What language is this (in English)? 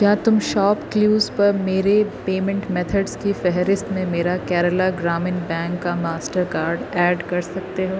Urdu